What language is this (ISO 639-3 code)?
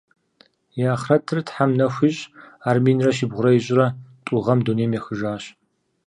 kbd